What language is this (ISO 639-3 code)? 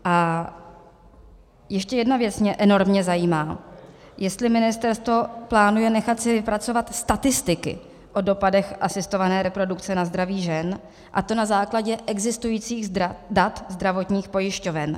ces